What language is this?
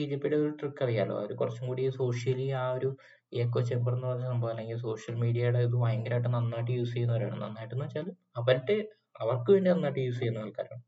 Malayalam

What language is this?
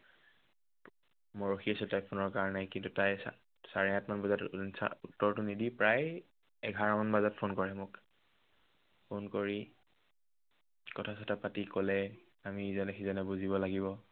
Assamese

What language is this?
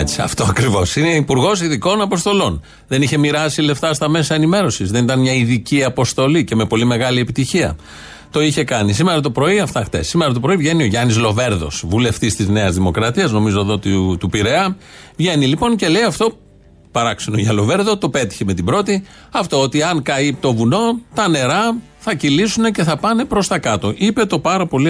Greek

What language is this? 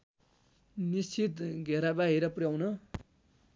Nepali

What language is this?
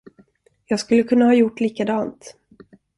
Swedish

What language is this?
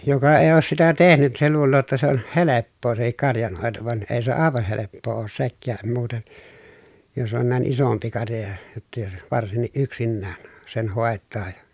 Finnish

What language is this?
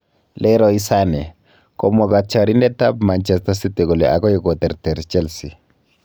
Kalenjin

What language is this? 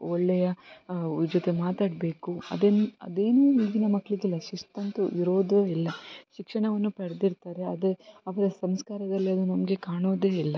Kannada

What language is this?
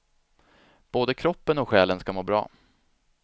Swedish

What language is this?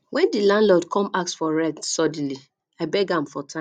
Nigerian Pidgin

